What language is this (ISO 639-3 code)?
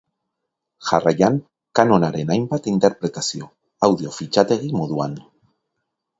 eus